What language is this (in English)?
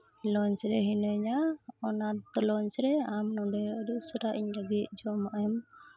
Santali